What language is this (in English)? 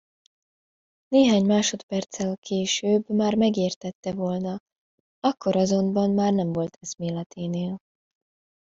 Hungarian